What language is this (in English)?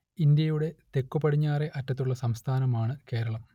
Malayalam